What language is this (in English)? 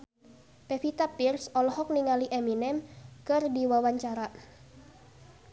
Sundanese